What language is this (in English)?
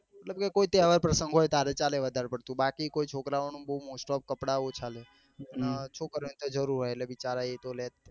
Gujarati